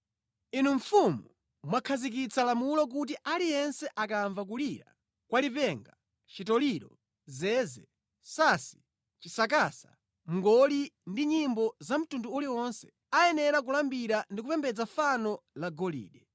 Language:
Nyanja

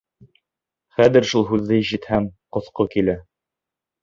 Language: Bashkir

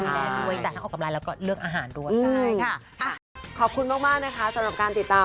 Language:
Thai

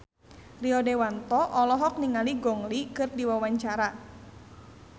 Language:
Sundanese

